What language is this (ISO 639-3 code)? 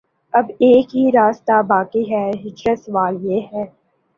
urd